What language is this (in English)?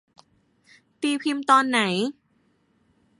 Thai